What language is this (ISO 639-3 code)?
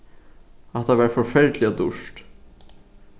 fao